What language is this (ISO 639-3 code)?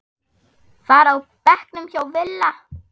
isl